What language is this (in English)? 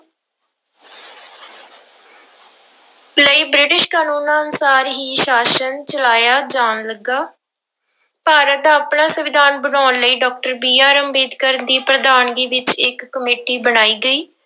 Punjabi